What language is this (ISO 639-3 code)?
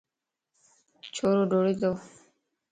lss